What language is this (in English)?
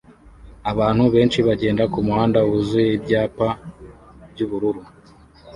Kinyarwanda